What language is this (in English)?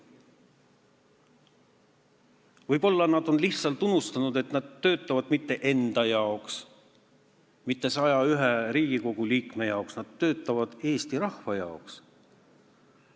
Estonian